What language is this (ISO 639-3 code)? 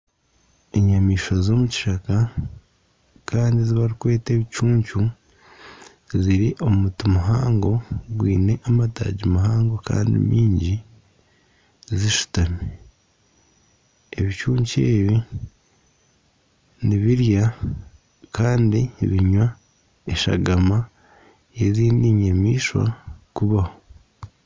nyn